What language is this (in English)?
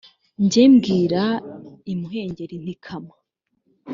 Kinyarwanda